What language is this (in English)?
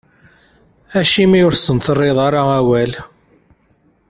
Kabyle